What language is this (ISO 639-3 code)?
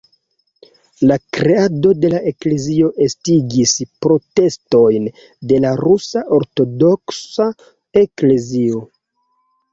epo